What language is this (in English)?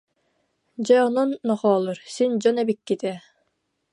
Yakut